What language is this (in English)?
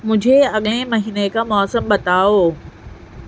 Urdu